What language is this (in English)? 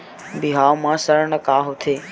Chhattisgarhi